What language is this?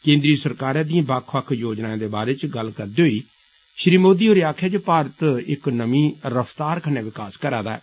Dogri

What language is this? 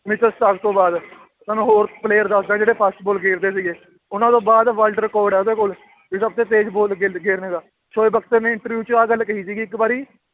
Punjabi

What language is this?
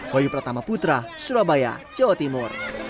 Indonesian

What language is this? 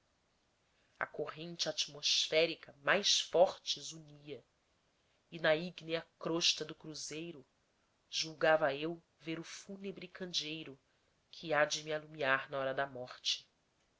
Portuguese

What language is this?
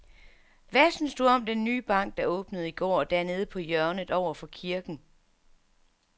Danish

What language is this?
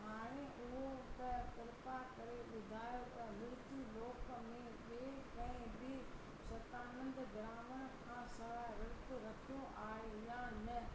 Sindhi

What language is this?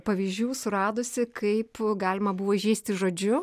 Lithuanian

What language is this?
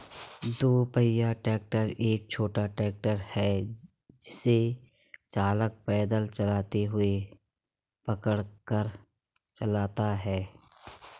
Hindi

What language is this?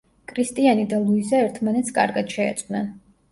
Georgian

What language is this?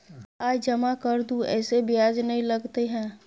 Maithili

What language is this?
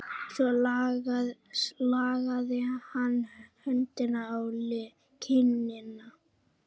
Icelandic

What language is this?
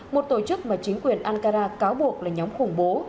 Vietnamese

